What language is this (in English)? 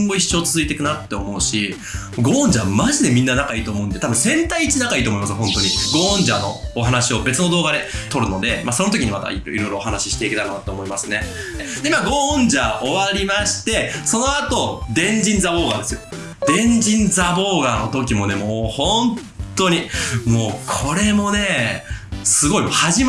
Japanese